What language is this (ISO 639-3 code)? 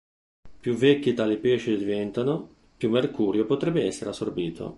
ita